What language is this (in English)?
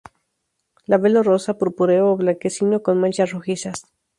Spanish